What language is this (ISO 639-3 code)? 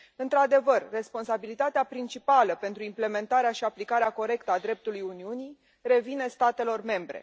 ron